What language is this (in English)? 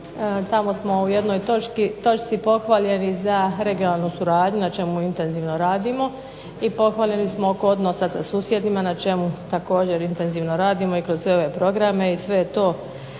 Croatian